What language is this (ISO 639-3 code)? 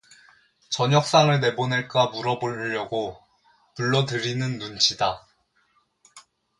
kor